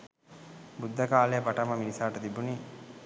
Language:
Sinhala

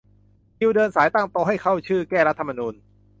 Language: Thai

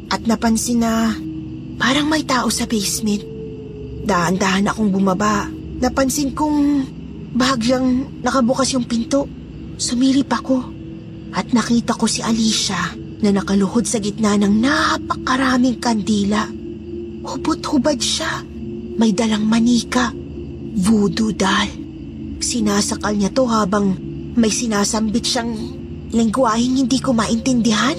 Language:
Filipino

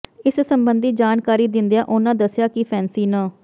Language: Punjabi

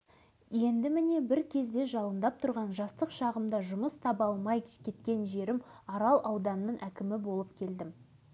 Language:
Kazakh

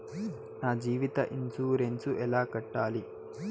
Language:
Telugu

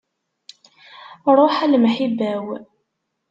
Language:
Kabyle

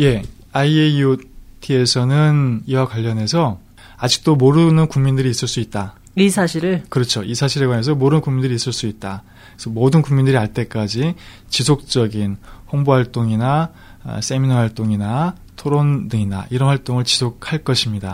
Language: Korean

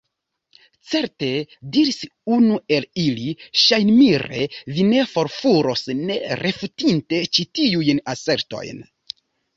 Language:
Esperanto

